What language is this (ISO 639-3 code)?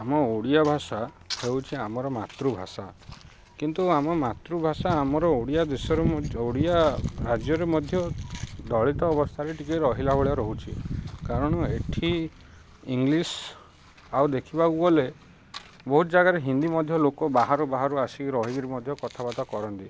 ori